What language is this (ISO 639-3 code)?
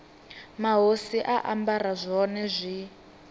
ven